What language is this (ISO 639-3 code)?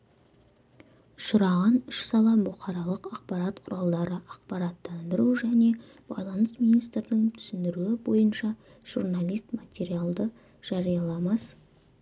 kaz